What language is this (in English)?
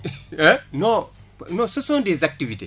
Wolof